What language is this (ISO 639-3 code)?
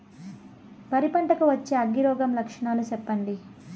tel